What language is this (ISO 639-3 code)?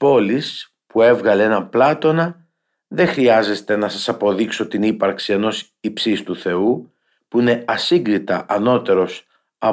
ell